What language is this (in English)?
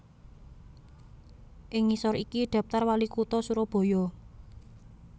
Javanese